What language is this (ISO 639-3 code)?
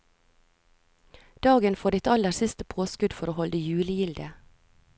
nor